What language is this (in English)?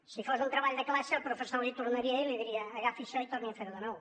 Catalan